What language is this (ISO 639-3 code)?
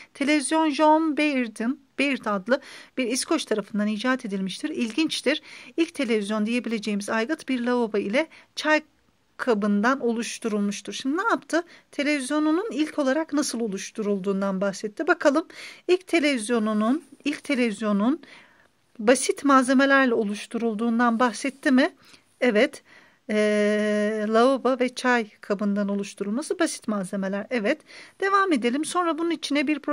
tur